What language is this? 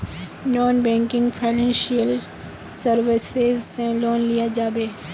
Magahi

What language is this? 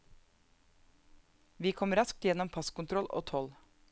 Norwegian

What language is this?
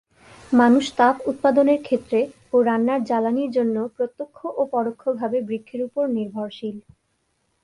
Bangla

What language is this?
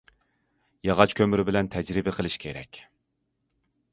Uyghur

